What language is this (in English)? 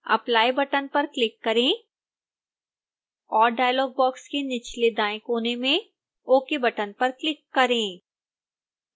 Hindi